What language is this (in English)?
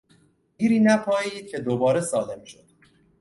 Persian